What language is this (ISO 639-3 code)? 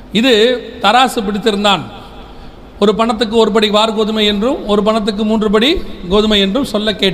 tam